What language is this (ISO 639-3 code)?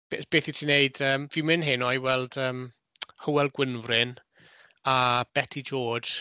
cym